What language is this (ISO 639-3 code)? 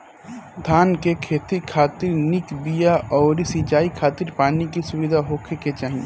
bho